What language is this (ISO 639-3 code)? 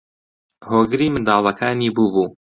ckb